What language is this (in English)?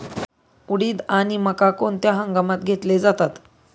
Marathi